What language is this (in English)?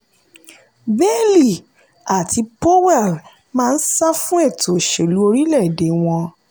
Yoruba